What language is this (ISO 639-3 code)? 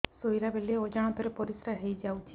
ori